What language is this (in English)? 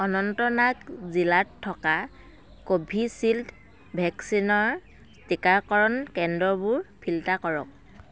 Assamese